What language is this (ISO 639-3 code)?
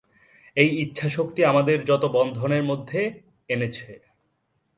ben